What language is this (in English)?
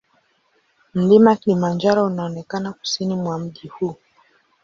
Swahili